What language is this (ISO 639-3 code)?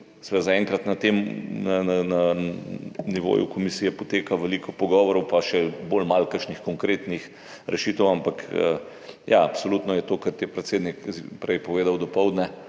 slv